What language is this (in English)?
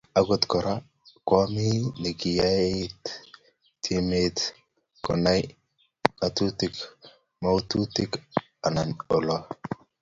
Kalenjin